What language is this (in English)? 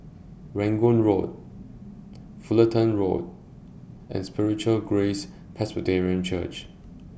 English